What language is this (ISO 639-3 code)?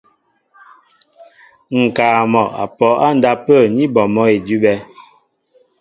mbo